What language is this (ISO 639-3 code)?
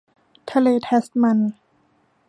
tha